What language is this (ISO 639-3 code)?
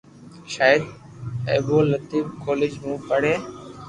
lrk